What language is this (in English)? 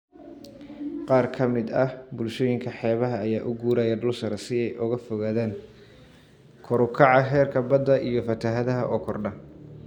Somali